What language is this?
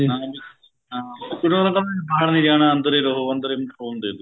Punjabi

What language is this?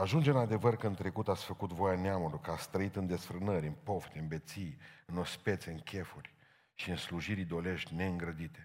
Romanian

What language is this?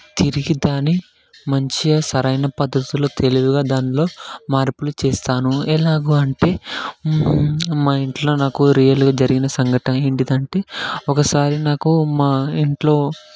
Telugu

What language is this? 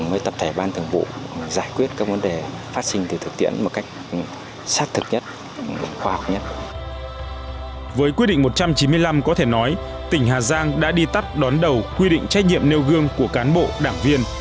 Vietnamese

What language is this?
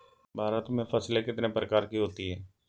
Hindi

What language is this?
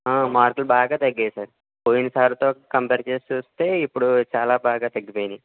Telugu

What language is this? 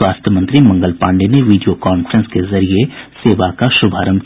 Hindi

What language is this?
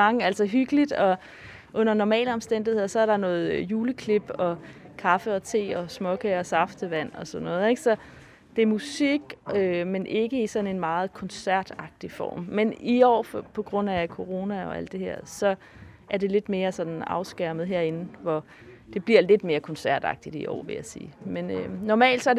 Danish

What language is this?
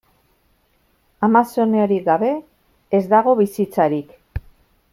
Basque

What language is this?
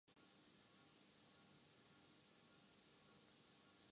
Urdu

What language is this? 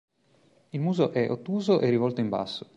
Italian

